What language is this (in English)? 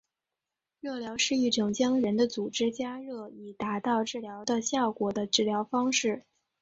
Chinese